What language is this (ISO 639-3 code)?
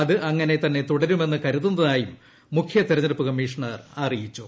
mal